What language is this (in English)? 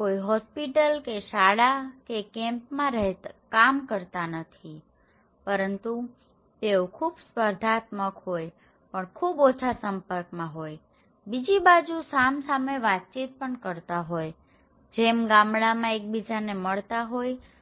Gujarati